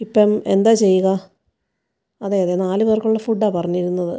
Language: Malayalam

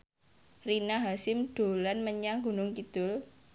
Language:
Javanese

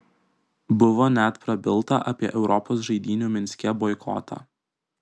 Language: Lithuanian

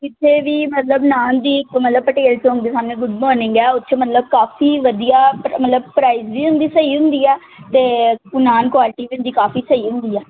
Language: Punjabi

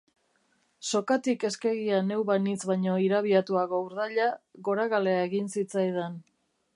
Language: Basque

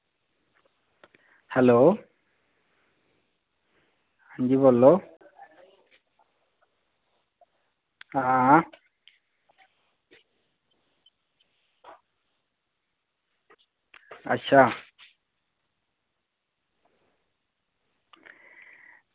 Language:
Dogri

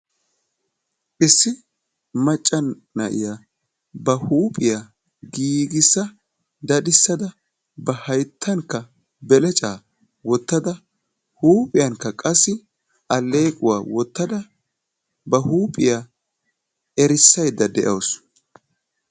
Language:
Wolaytta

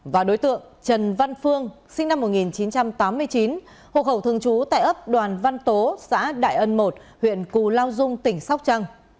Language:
Vietnamese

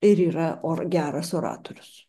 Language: Lithuanian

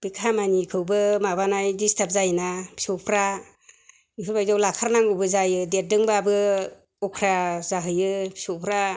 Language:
Bodo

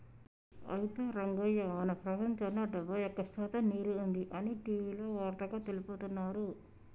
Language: Telugu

